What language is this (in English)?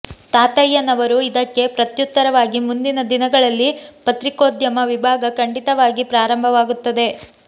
Kannada